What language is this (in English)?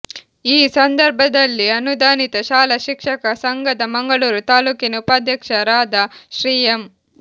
Kannada